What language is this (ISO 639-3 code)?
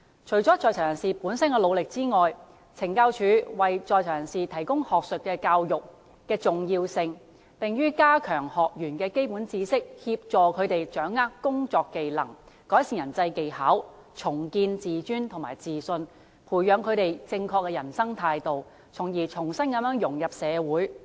yue